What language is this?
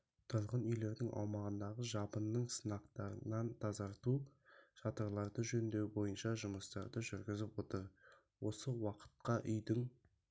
Kazakh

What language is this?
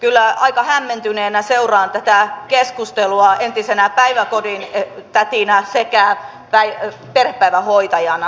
Finnish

